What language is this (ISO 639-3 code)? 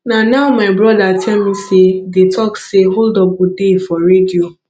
pcm